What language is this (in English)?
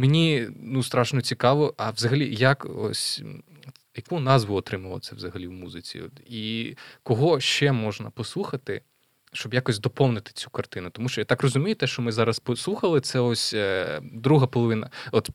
Ukrainian